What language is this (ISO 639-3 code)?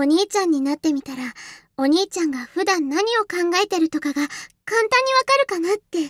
jpn